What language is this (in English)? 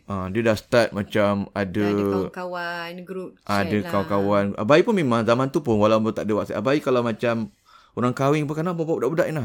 Malay